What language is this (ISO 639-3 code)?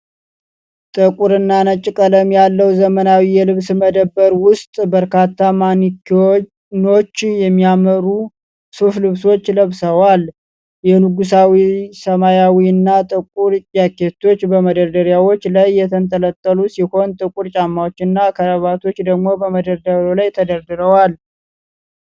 amh